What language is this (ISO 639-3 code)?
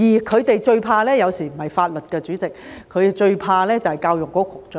yue